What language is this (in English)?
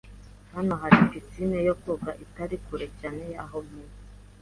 Kinyarwanda